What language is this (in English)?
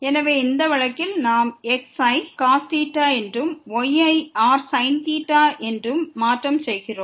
Tamil